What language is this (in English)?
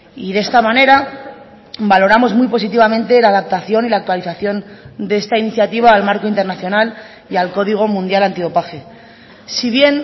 Spanish